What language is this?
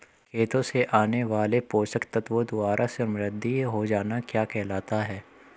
Hindi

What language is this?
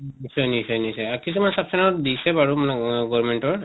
Assamese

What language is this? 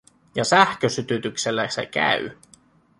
Finnish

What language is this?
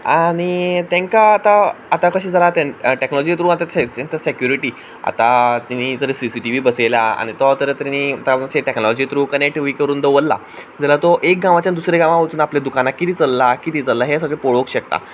Konkani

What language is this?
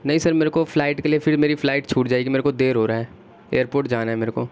Urdu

